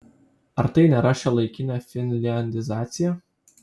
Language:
Lithuanian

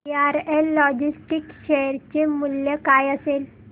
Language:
Marathi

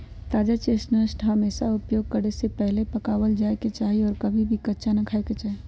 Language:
Magahi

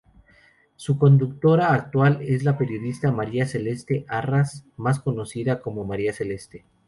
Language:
Spanish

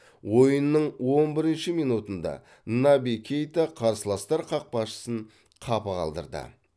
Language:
Kazakh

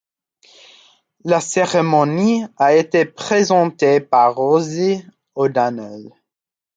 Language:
French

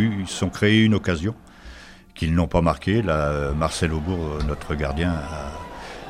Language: French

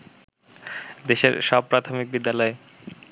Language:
Bangla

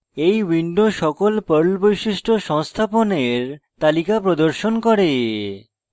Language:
Bangla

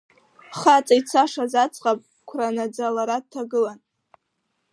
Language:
Abkhazian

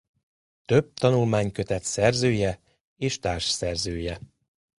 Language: Hungarian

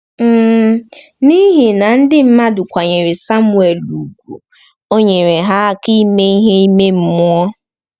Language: Igbo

